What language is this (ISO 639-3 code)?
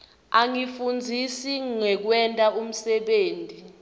ssw